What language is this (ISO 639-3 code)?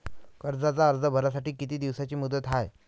mar